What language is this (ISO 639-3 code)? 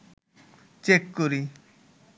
ben